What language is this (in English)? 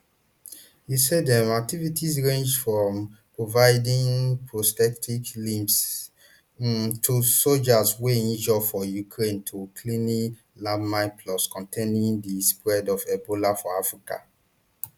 Nigerian Pidgin